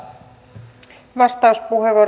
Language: Finnish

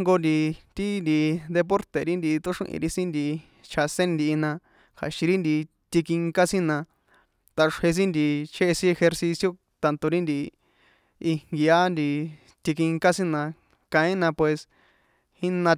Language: San Juan Atzingo Popoloca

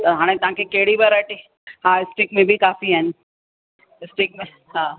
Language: Sindhi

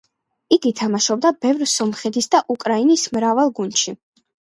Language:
Georgian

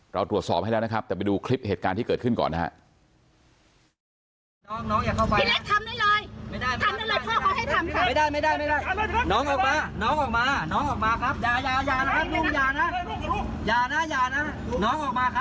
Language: Thai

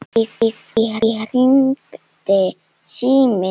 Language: Icelandic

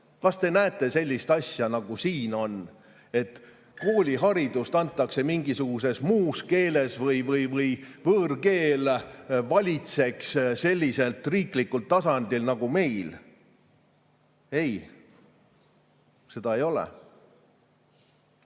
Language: Estonian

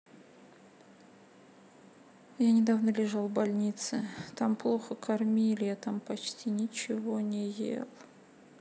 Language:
Russian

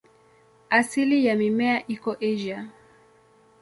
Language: Swahili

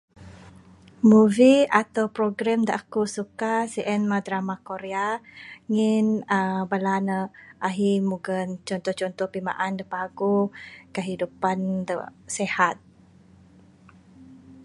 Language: Bukar-Sadung Bidayuh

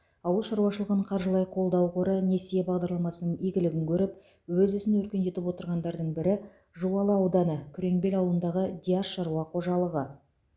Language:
Kazakh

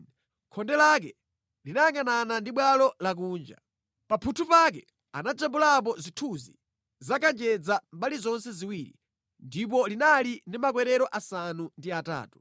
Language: Nyanja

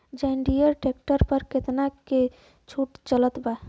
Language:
Bhojpuri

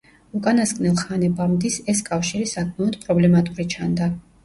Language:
Georgian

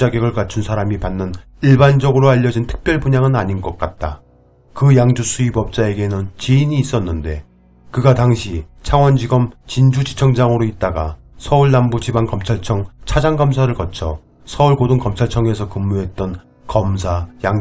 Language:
Korean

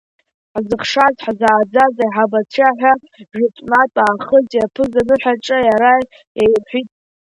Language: Abkhazian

